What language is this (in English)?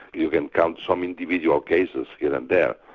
English